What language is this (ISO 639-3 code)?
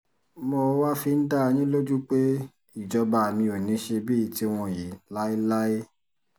yor